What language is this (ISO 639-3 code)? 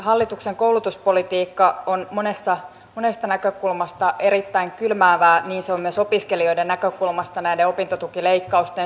fin